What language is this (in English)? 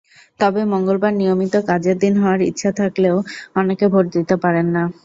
Bangla